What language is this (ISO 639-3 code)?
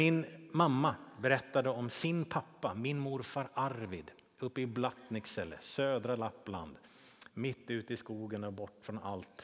swe